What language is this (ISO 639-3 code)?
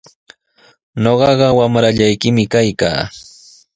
qws